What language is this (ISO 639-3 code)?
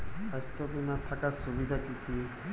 ben